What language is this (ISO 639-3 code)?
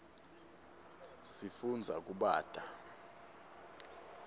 ssw